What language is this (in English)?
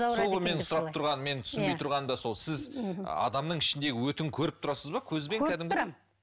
Kazakh